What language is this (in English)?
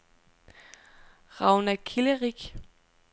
Danish